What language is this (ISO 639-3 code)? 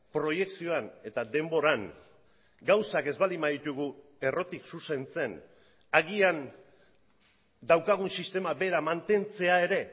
eus